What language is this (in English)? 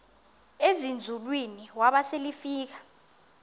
Xhosa